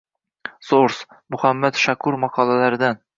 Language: Uzbek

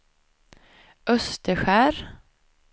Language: Swedish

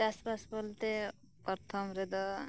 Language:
Santali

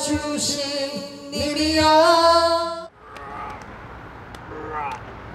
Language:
Korean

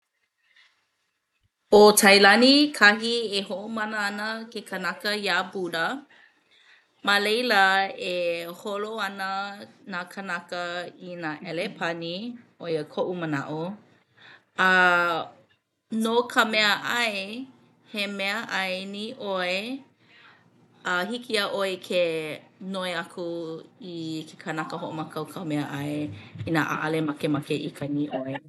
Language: Hawaiian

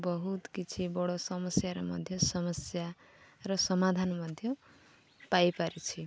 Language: Odia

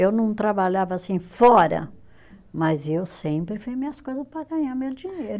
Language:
Portuguese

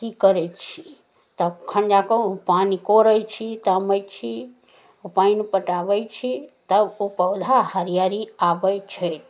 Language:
Maithili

